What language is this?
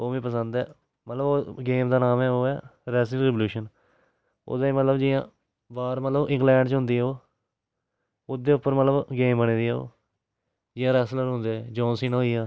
Dogri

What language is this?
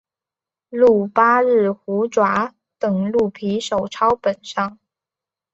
Chinese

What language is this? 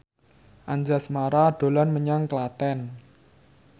Javanese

